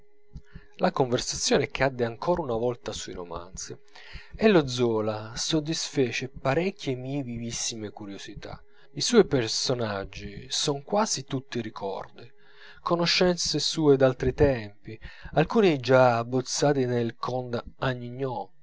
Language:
Italian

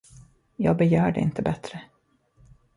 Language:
Swedish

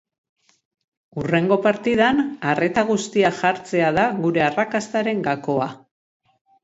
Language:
Basque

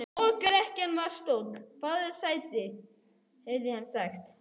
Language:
Icelandic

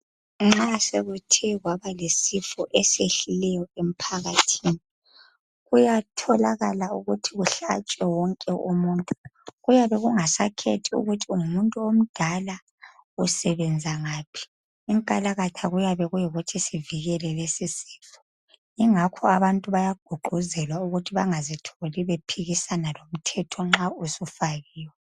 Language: North Ndebele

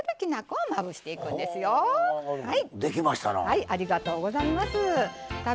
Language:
Japanese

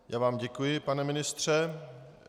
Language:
Czech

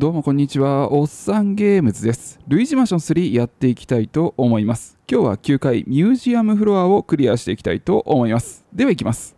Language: Japanese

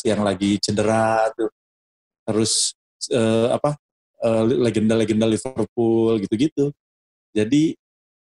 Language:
Indonesian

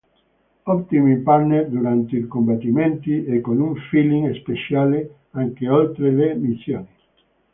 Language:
Italian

